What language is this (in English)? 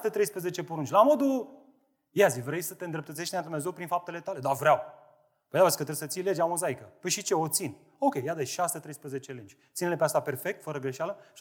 Romanian